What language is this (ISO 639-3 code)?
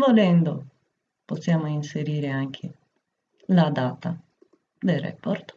ita